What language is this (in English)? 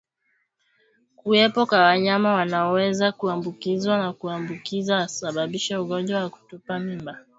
Swahili